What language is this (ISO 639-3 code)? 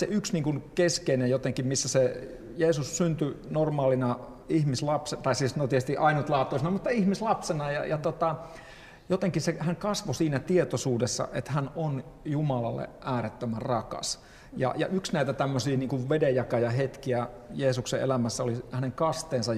fin